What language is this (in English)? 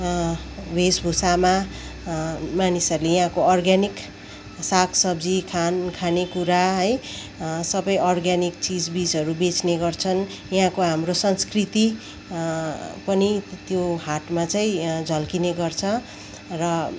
Nepali